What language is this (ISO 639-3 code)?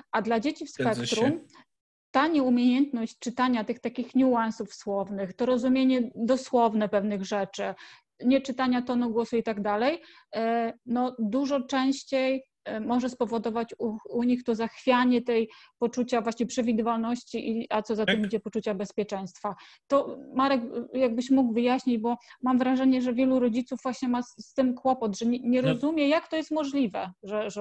pol